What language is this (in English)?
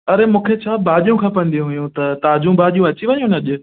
Sindhi